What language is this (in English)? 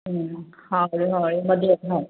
Manipuri